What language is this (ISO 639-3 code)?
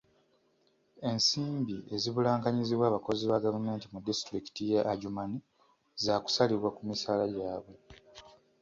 lug